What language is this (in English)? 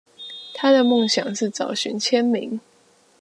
Chinese